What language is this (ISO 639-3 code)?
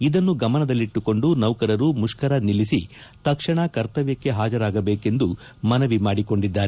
kan